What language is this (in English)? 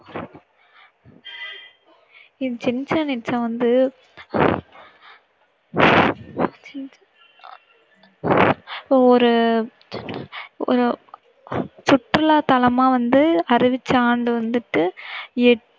Tamil